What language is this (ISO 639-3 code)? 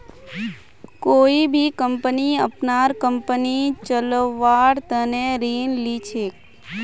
mag